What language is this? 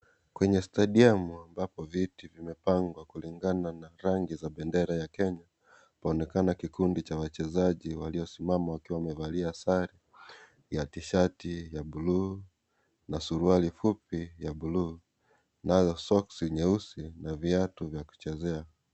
Swahili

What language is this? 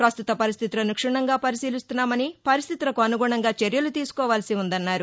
Telugu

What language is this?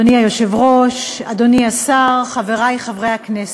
Hebrew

